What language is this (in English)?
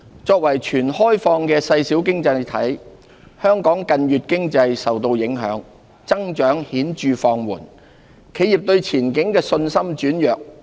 Cantonese